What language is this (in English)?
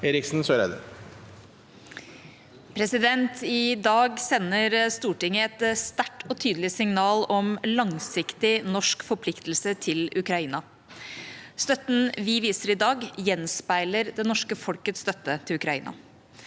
Norwegian